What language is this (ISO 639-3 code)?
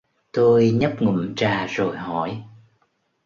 vie